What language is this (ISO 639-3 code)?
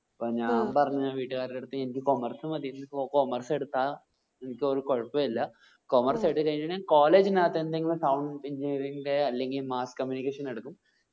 mal